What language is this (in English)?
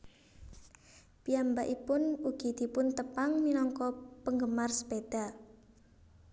Javanese